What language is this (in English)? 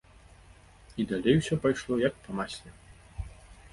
Belarusian